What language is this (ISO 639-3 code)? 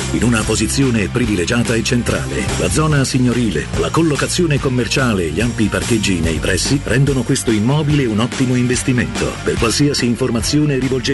ita